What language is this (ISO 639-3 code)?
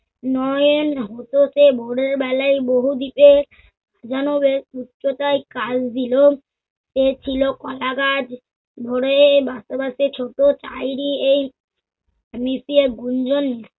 ben